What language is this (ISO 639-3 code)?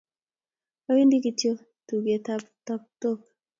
kln